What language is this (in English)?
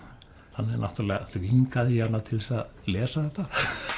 Icelandic